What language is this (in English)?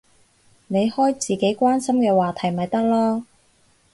Cantonese